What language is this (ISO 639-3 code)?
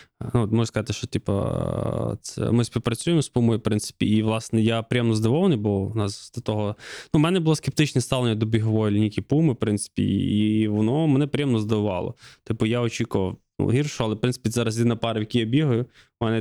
ukr